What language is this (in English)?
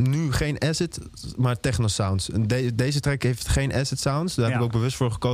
Dutch